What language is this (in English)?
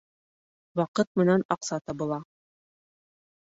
Bashkir